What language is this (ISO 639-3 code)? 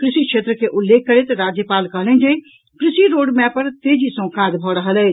mai